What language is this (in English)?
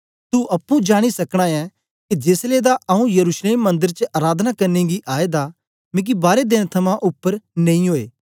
Dogri